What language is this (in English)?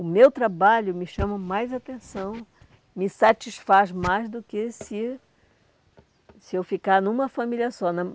Portuguese